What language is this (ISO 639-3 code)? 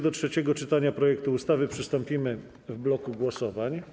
pol